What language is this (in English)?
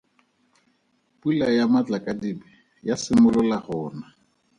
Tswana